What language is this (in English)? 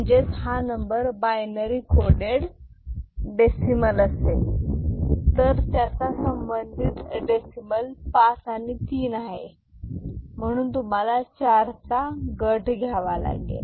Marathi